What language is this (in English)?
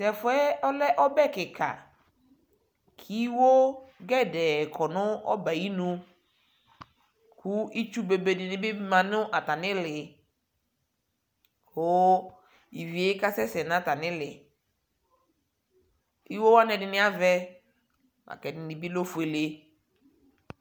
Ikposo